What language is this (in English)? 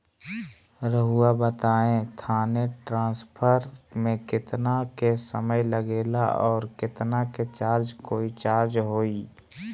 Magahi